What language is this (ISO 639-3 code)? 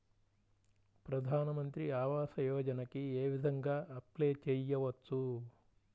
tel